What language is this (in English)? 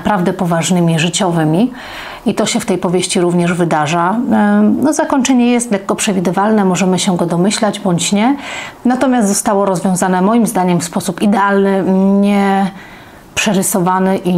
Polish